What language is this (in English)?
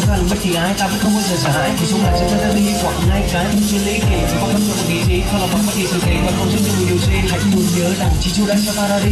Vietnamese